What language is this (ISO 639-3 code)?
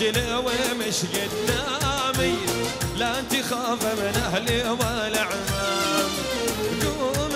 ara